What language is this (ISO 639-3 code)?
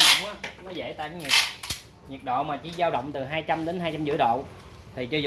vie